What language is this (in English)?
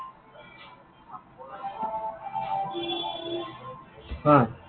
Assamese